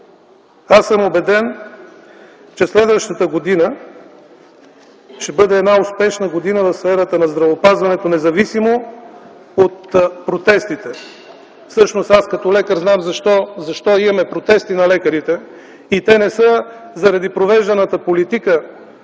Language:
Bulgarian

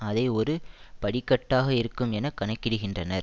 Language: Tamil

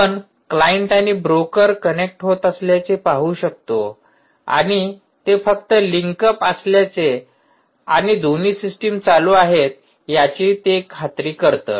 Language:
Marathi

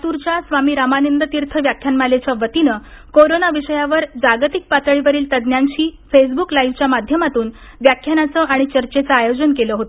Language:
Marathi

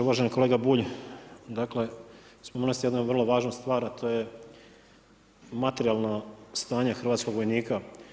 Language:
Croatian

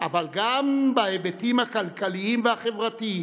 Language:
Hebrew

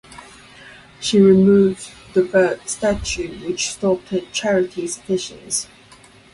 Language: English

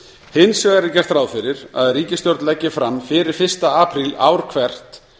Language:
Icelandic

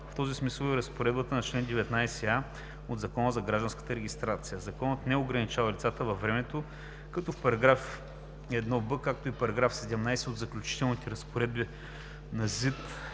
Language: Bulgarian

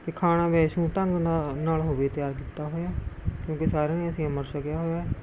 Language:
Punjabi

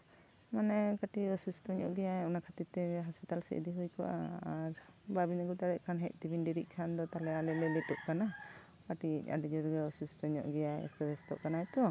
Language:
Santali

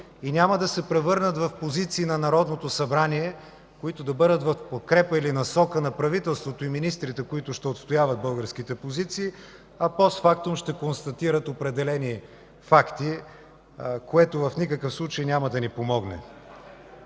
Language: Bulgarian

